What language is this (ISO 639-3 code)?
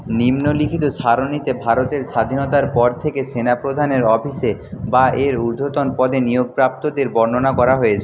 ben